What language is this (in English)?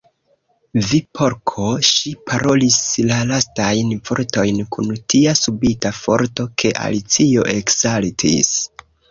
Esperanto